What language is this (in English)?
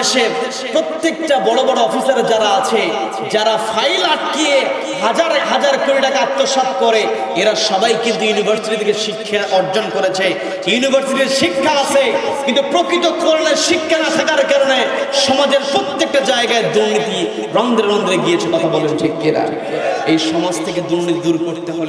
Bangla